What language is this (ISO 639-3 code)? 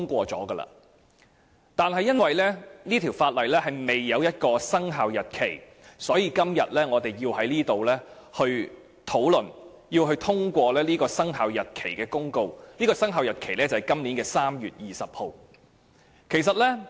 yue